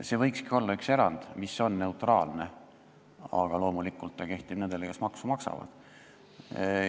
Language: Estonian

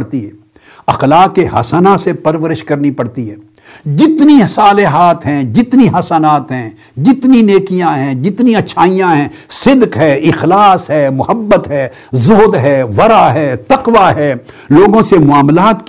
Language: Urdu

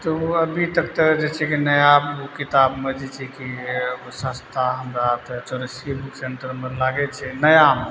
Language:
Maithili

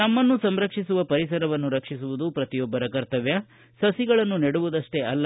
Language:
Kannada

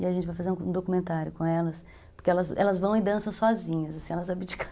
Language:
Portuguese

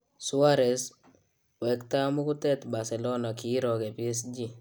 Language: Kalenjin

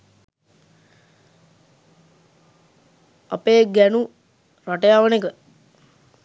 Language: Sinhala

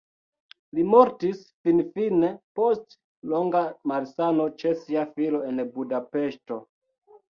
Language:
Esperanto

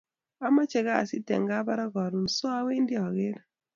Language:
Kalenjin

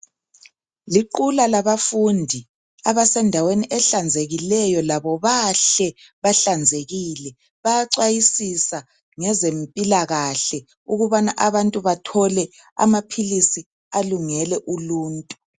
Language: North Ndebele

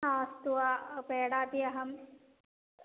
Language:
Sanskrit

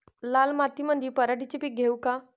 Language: Marathi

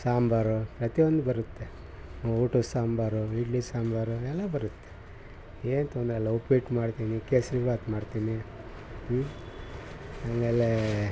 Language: Kannada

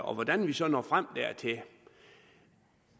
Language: Danish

